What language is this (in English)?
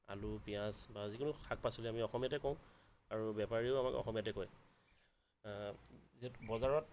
Assamese